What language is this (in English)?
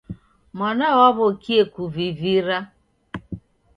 Taita